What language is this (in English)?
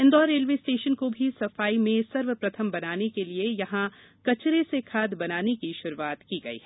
Hindi